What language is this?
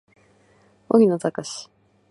Japanese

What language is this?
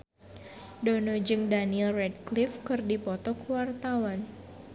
Sundanese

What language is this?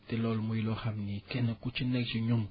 Wolof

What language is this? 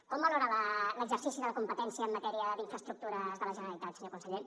Catalan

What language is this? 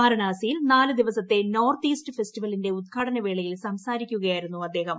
Malayalam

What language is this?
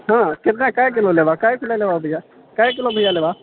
Maithili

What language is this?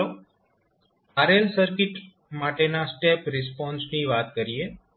Gujarati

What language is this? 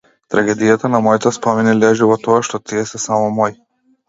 Macedonian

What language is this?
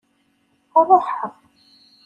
Kabyle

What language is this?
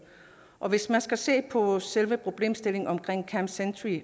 Danish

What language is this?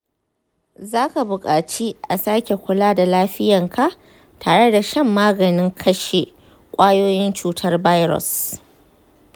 Hausa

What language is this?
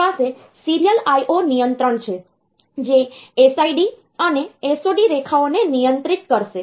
Gujarati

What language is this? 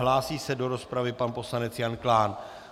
Czech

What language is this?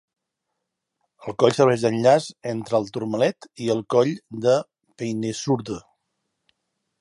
Catalan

